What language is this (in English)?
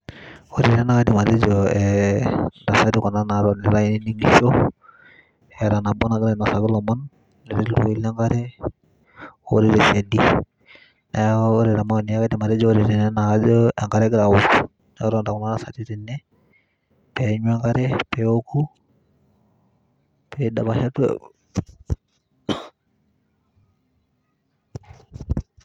Masai